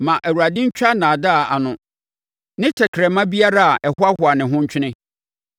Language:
Akan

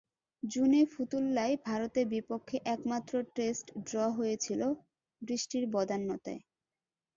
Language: Bangla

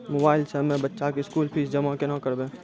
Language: Maithili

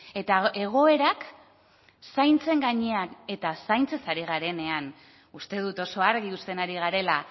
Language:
Basque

